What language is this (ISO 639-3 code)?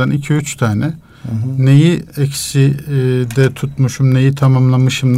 tur